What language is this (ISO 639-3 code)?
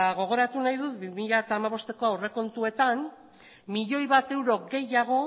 eus